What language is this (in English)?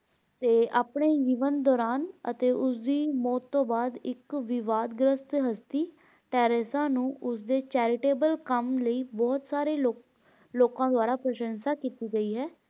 Punjabi